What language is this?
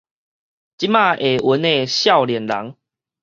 Min Nan Chinese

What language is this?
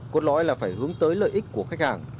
Vietnamese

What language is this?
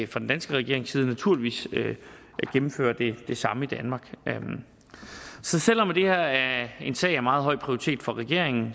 Danish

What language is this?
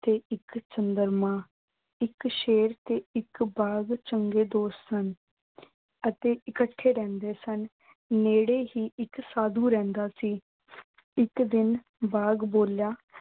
Punjabi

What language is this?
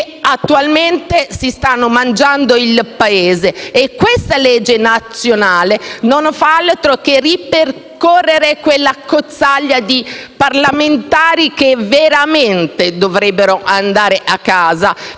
Italian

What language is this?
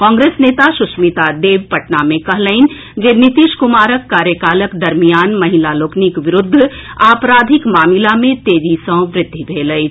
Maithili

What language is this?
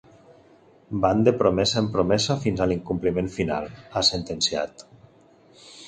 Catalan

